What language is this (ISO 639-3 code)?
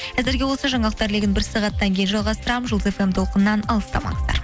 kaz